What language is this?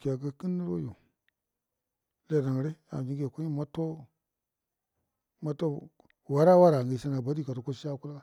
Buduma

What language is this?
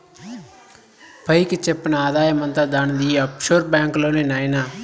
Telugu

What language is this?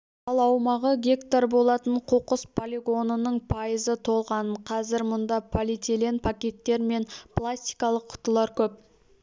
Kazakh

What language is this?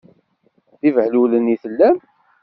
Kabyle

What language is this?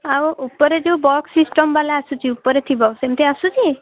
Odia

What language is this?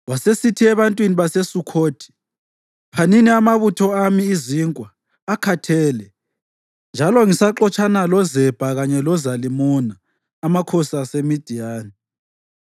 North Ndebele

